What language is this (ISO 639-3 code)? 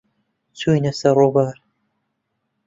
ckb